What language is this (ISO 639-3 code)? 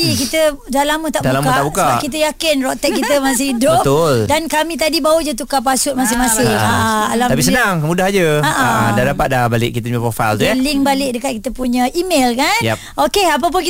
msa